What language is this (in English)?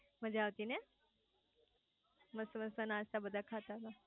Gujarati